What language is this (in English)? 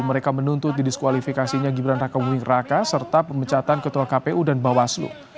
Indonesian